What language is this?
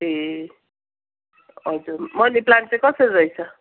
Nepali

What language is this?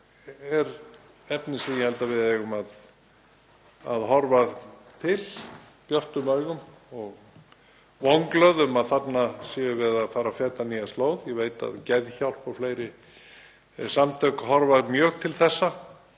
Icelandic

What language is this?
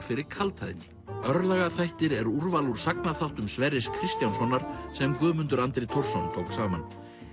Icelandic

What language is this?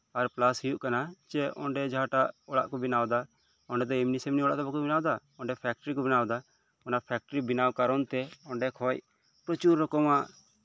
Santali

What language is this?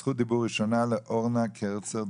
Hebrew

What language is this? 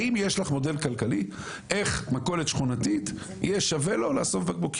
Hebrew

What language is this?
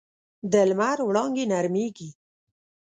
Pashto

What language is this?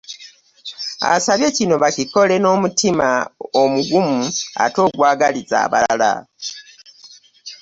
Ganda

